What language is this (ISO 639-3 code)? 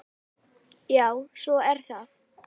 isl